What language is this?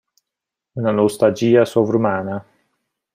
Italian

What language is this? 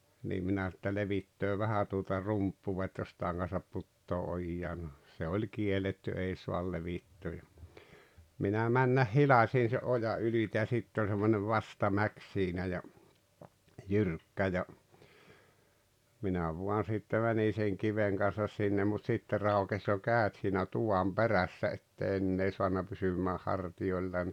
Finnish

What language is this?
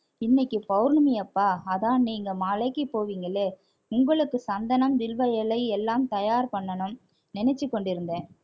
Tamil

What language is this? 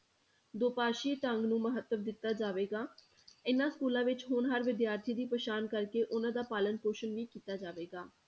Punjabi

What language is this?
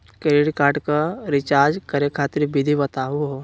Magahi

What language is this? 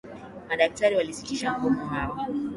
Swahili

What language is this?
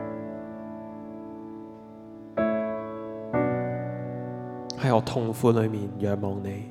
Chinese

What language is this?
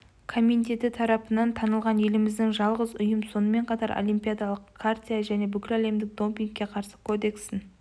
Kazakh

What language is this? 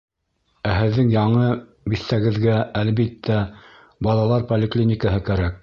Bashkir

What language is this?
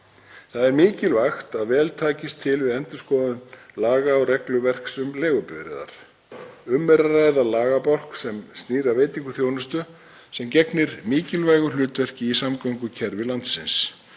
Icelandic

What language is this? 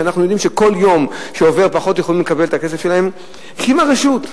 Hebrew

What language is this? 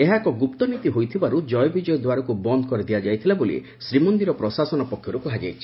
Odia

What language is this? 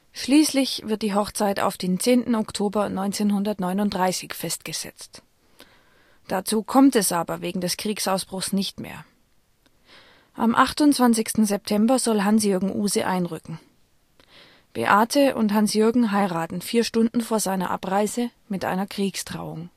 German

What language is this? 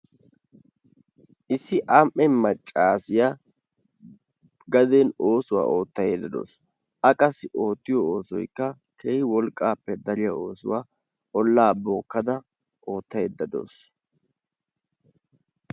Wolaytta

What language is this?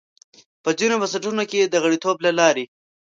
Pashto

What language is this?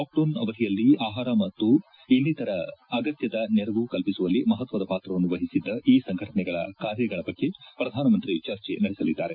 Kannada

